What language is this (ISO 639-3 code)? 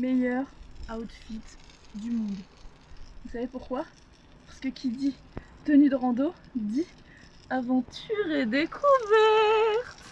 fra